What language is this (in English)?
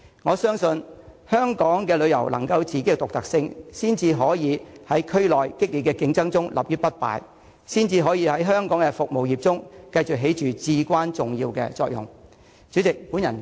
Cantonese